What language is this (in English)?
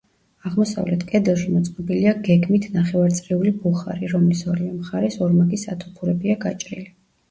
Georgian